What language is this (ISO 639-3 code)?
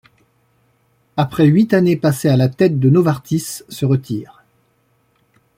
fra